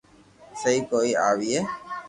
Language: Loarki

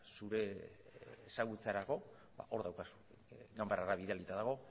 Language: Basque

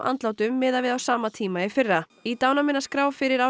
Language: Icelandic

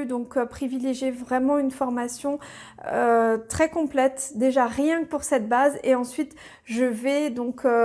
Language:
French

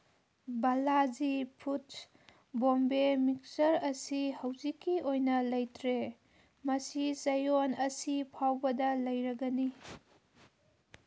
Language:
Manipuri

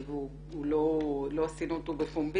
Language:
Hebrew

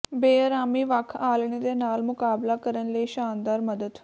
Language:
Punjabi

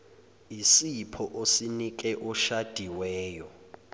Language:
Zulu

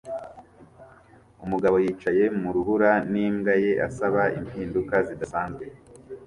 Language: Kinyarwanda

